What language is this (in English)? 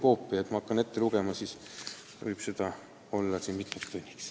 Estonian